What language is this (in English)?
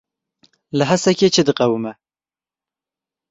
Kurdish